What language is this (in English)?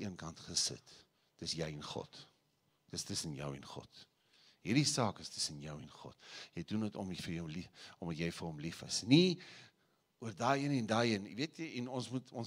Dutch